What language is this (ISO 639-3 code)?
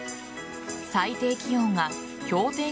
jpn